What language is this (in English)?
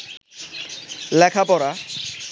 Bangla